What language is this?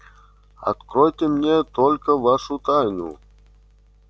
Russian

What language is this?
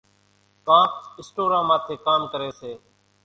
Kachi Koli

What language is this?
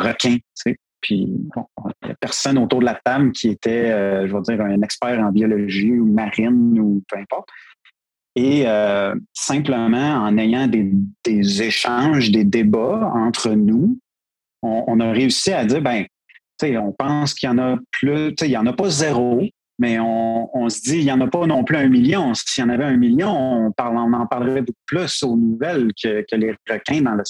French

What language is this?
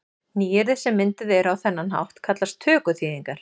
Icelandic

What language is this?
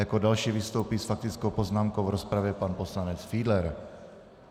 Czech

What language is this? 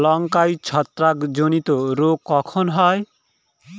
Bangla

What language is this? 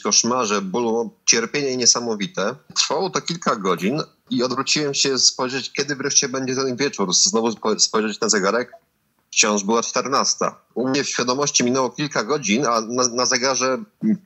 Polish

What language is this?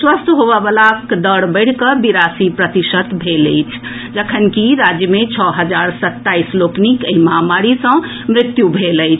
Maithili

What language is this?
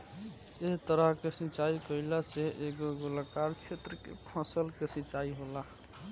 Bhojpuri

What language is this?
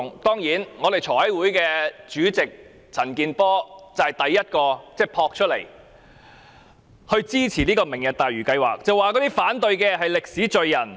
Cantonese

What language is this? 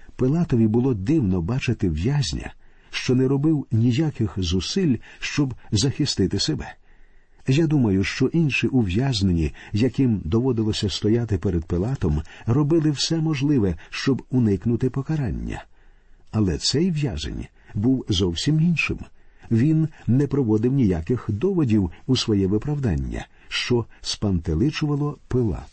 Ukrainian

